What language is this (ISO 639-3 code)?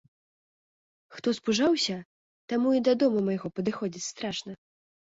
bel